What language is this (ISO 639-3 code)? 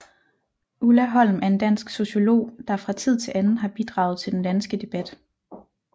dan